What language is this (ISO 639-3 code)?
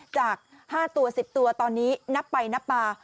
tha